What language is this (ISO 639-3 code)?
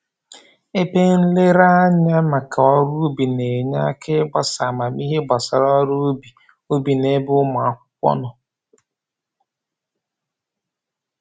ibo